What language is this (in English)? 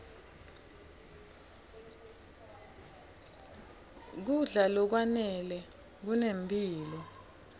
Swati